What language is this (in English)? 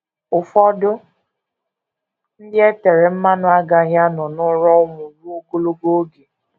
Igbo